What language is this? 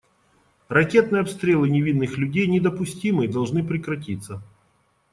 Russian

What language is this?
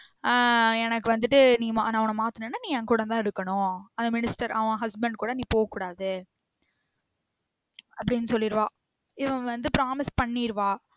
Tamil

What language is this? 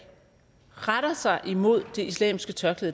Danish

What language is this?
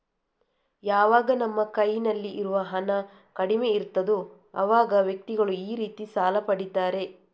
Kannada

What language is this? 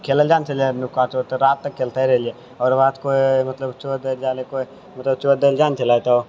Maithili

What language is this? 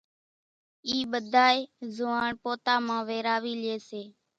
Kachi Koli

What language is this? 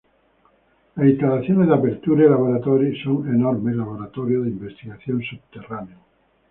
Spanish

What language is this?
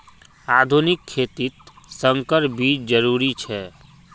Magahi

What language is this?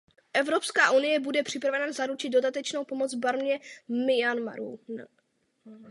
Czech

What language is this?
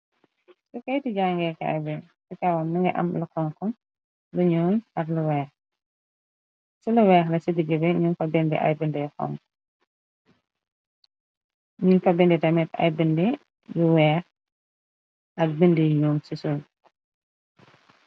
Wolof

